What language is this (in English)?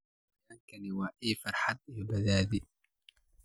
Somali